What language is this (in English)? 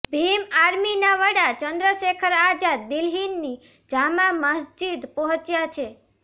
Gujarati